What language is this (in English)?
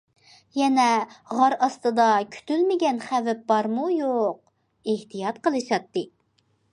Uyghur